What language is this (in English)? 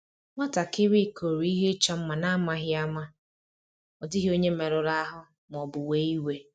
Igbo